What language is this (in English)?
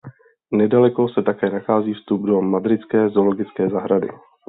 Czech